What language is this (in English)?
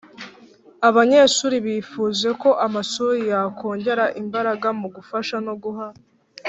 Kinyarwanda